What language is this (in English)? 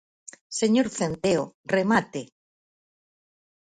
Galician